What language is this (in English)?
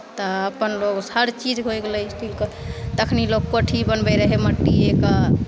Maithili